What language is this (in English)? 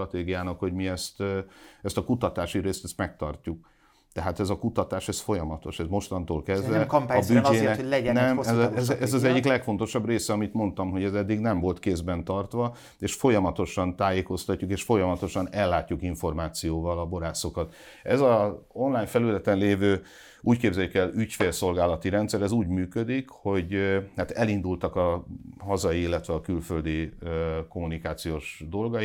Hungarian